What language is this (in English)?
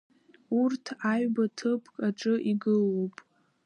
Abkhazian